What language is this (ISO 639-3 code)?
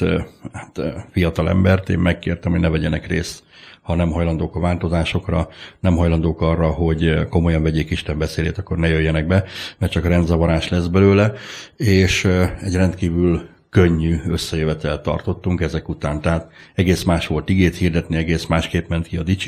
hun